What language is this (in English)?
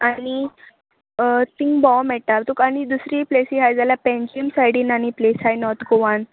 Konkani